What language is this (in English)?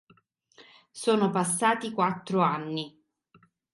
Italian